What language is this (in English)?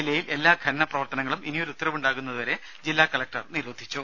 Malayalam